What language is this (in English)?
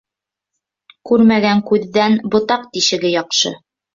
Bashkir